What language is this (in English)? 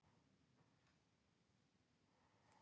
Icelandic